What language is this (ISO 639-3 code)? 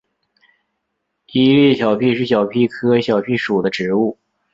zho